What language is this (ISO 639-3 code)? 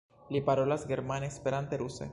epo